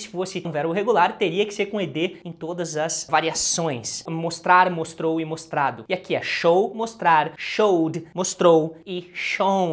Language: Portuguese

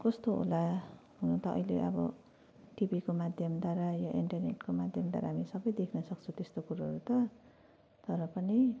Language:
Nepali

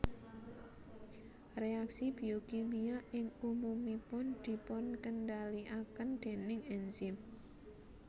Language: Javanese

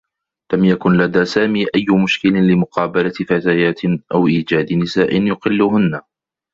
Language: Arabic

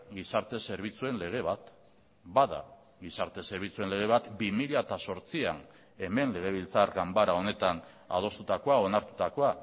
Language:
Basque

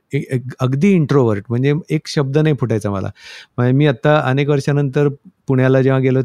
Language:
Marathi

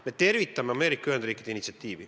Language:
Estonian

